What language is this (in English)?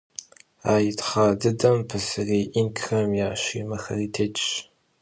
Kabardian